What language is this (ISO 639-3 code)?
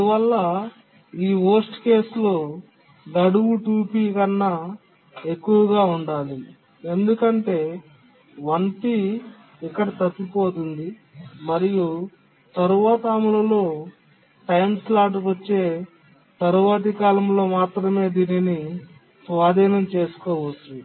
tel